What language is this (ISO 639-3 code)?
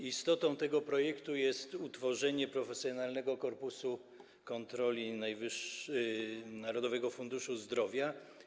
pol